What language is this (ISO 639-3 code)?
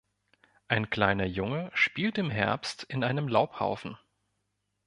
deu